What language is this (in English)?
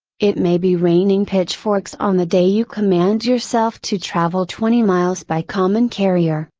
English